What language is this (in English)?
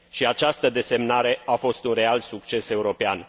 Romanian